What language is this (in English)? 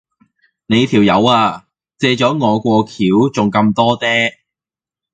Cantonese